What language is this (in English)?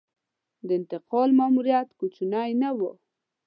Pashto